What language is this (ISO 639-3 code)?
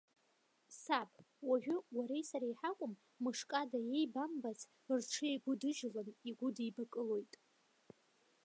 abk